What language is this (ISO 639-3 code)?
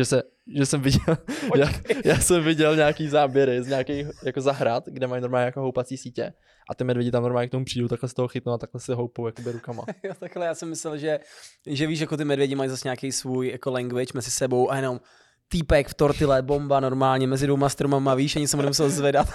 ces